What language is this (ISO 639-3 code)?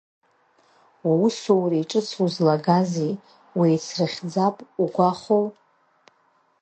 abk